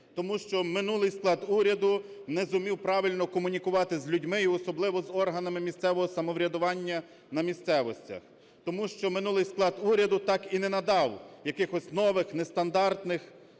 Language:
Ukrainian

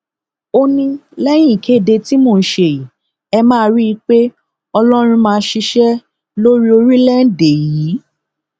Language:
Yoruba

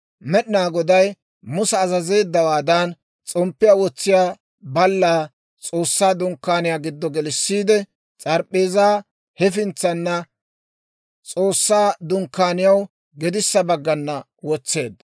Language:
Dawro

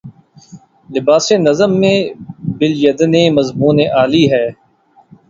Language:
Urdu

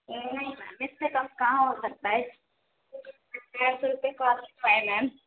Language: Urdu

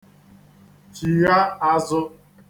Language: Igbo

